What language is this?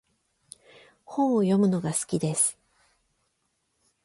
Japanese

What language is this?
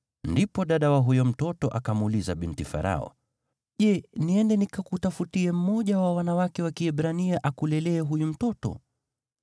Swahili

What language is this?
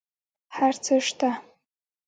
Pashto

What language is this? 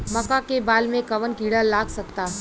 Bhojpuri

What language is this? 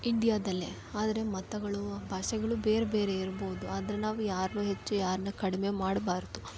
Kannada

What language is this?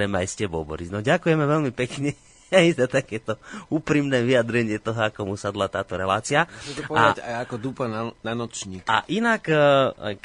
Slovak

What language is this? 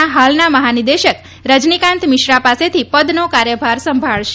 Gujarati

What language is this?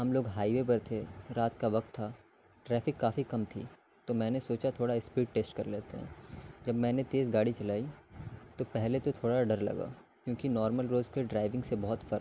Urdu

